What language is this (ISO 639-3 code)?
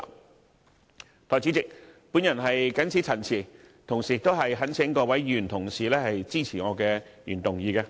yue